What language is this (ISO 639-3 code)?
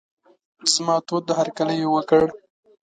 pus